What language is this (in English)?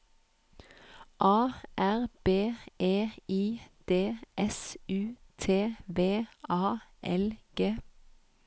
Norwegian